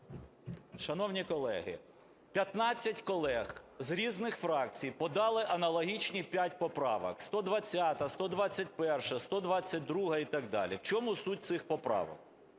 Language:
Ukrainian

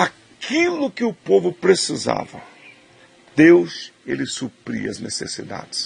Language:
Portuguese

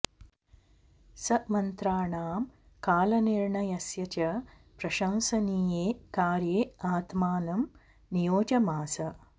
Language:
Sanskrit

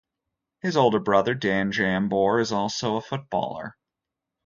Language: English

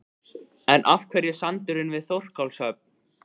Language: Icelandic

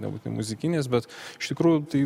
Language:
Lithuanian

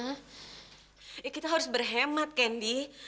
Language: Indonesian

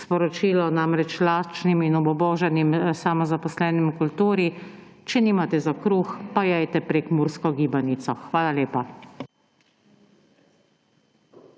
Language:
Slovenian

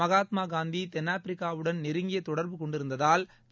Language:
Tamil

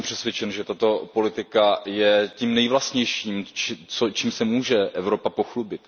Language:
Czech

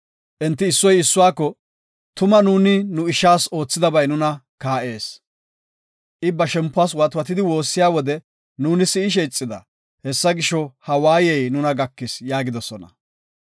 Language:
Gofa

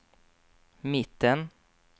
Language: Swedish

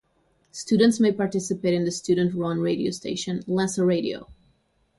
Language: English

